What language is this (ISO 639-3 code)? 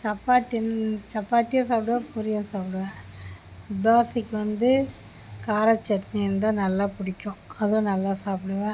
tam